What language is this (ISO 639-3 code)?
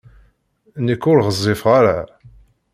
kab